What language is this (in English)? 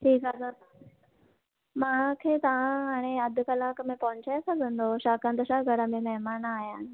Sindhi